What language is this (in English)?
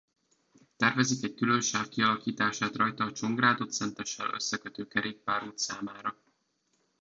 Hungarian